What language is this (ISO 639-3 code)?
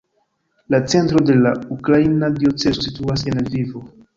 epo